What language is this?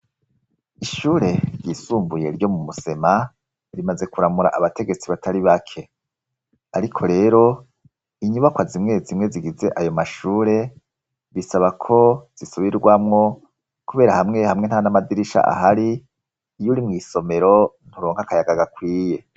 Rundi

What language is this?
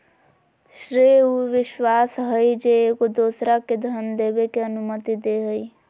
Magahi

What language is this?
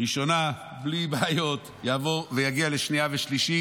Hebrew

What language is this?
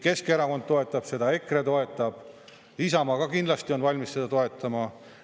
Estonian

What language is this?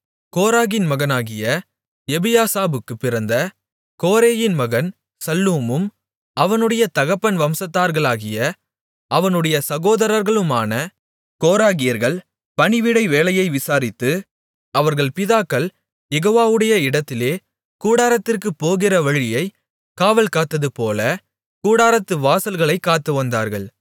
Tamil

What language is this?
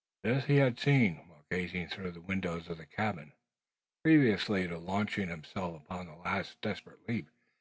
English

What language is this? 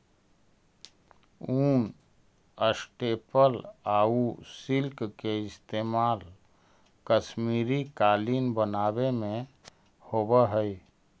Magahi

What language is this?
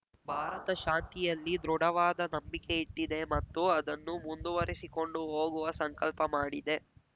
Kannada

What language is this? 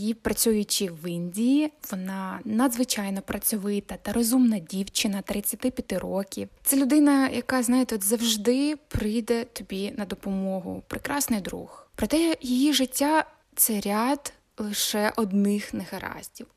Ukrainian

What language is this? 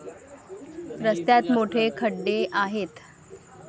Marathi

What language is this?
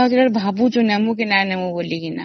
Odia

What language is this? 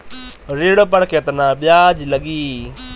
Bhojpuri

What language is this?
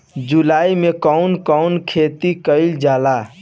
Bhojpuri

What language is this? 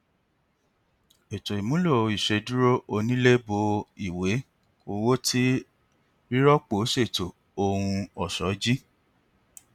Yoruba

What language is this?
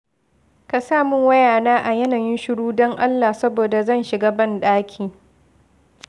Hausa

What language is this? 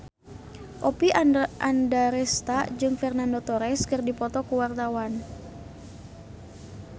Sundanese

